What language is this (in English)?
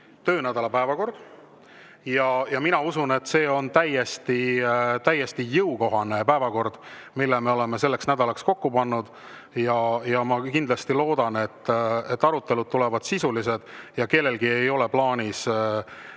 Estonian